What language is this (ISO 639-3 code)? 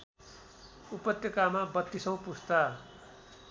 nep